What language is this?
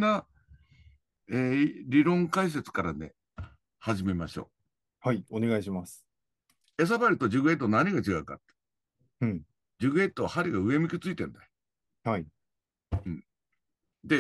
Japanese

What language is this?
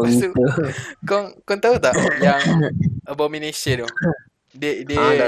Malay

